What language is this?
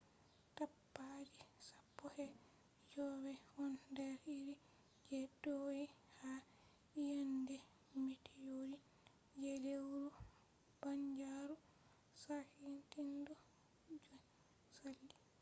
Fula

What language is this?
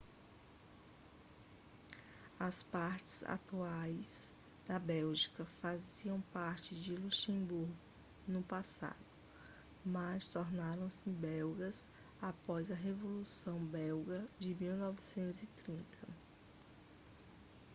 Portuguese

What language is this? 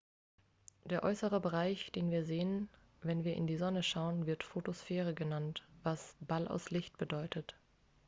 German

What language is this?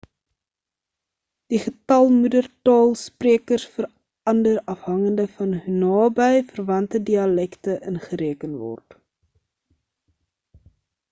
Afrikaans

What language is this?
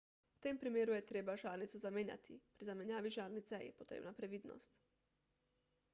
Slovenian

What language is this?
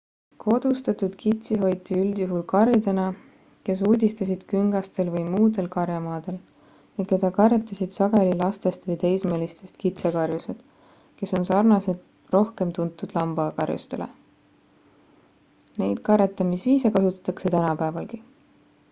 Estonian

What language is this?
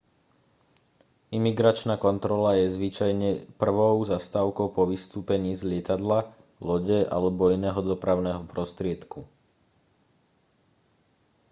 Slovak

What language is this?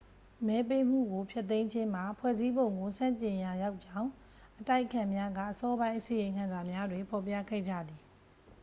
Burmese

